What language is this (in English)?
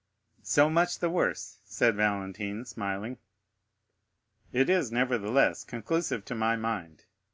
English